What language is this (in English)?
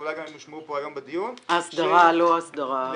Hebrew